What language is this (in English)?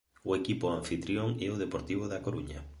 Galician